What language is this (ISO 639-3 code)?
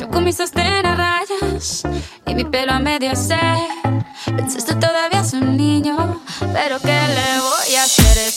slk